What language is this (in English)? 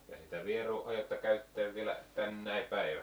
Finnish